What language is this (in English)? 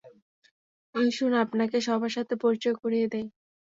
Bangla